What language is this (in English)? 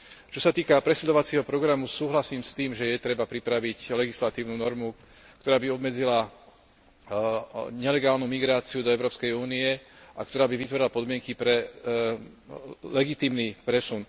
Slovak